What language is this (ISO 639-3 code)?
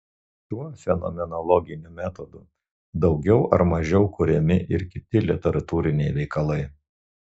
lit